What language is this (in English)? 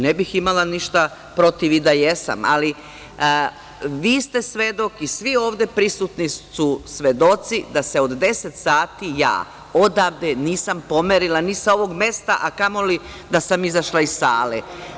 Serbian